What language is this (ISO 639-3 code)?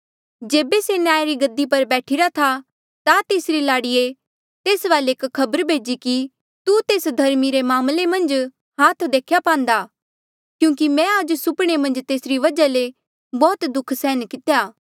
mjl